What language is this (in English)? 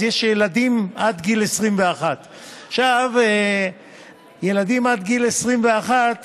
Hebrew